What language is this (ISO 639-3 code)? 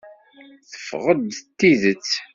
kab